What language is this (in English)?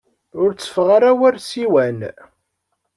Kabyle